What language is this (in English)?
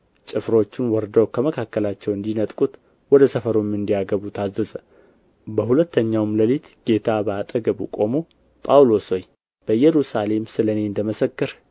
Amharic